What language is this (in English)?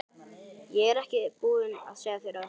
Icelandic